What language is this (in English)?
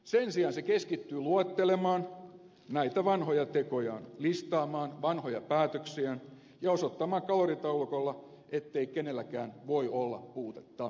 Finnish